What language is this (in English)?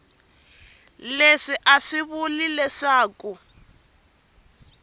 Tsonga